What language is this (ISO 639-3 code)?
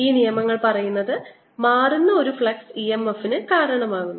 mal